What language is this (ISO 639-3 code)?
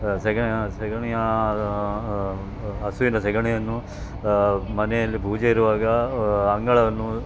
kan